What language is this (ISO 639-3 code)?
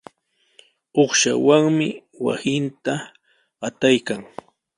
qws